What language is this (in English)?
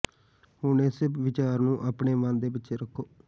Punjabi